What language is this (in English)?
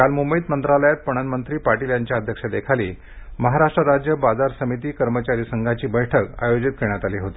Marathi